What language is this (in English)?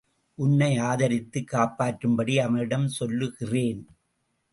Tamil